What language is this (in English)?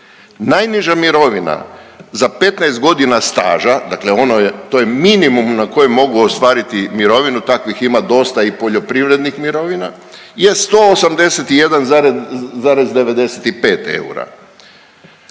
Croatian